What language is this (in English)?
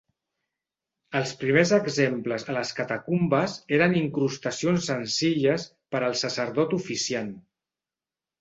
Catalan